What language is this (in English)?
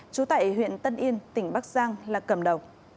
Vietnamese